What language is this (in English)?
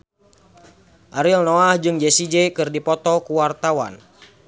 Sundanese